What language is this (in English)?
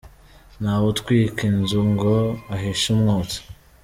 Kinyarwanda